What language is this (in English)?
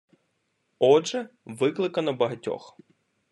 Ukrainian